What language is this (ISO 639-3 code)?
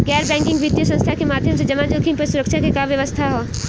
bho